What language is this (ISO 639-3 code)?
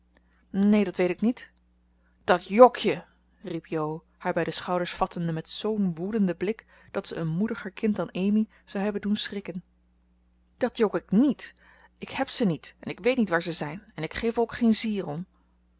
nld